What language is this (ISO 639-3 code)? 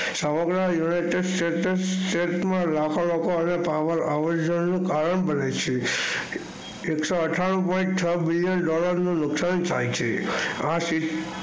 guj